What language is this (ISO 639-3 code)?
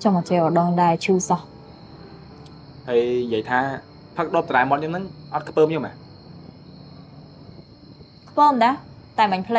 vie